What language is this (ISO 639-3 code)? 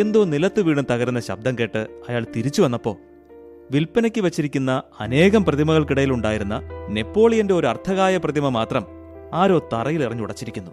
mal